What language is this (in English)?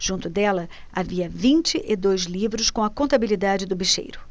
Portuguese